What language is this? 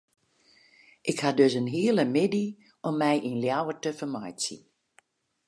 Western Frisian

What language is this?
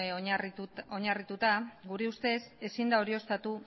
Basque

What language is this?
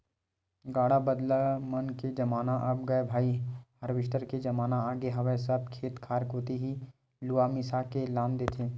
Chhattisgarhi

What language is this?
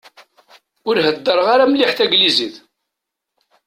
Kabyle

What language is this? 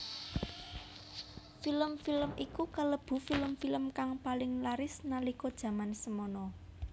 Javanese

